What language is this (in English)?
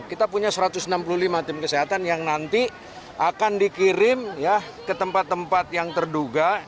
Indonesian